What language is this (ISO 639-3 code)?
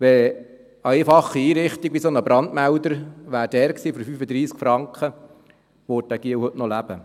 gsw